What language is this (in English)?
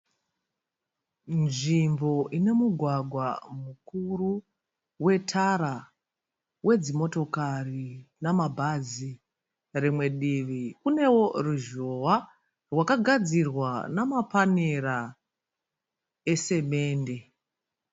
Shona